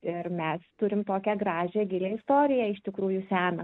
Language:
Lithuanian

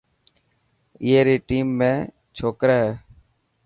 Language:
Dhatki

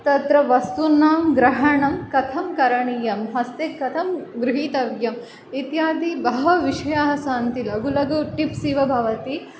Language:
Sanskrit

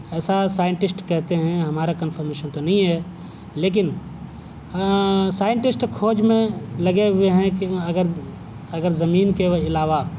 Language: Urdu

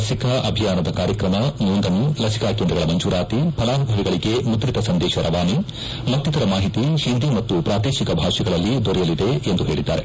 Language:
Kannada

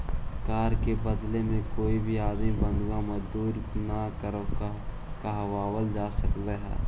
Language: Magahi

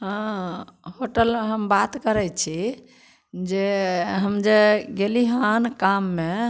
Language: Maithili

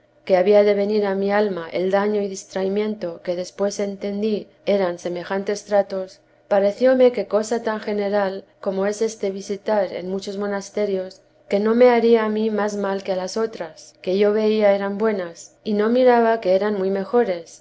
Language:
Spanish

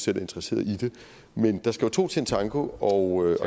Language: Danish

